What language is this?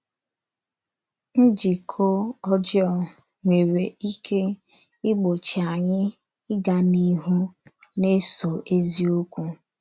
Igbo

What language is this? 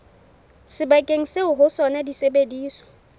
Southern Sotho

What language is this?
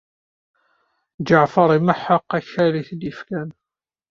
Kabyle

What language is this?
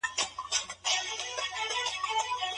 Pashto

